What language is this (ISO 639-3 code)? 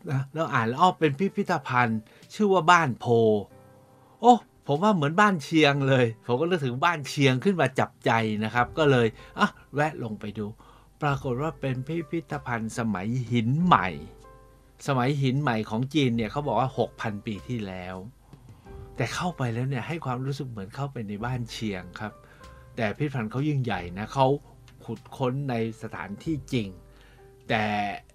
tha